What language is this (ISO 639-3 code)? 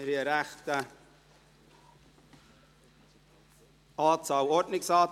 gsw